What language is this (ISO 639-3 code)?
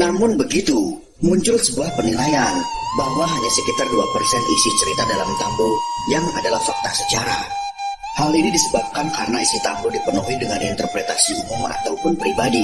ind